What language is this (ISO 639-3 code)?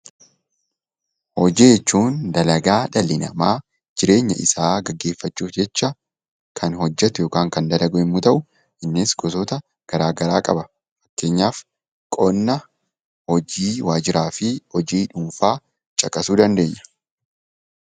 orm